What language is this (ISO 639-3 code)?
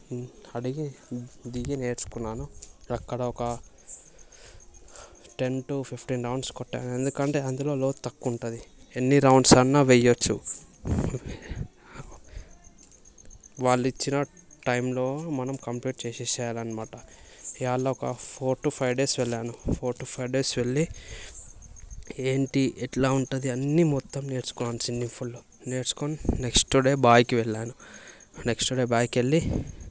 tel